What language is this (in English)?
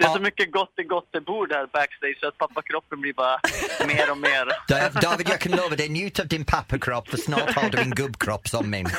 Swedish